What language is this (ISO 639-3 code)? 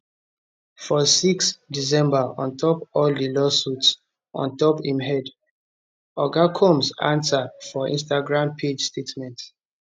pcm